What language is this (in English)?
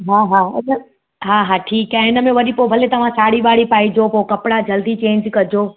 Sindhi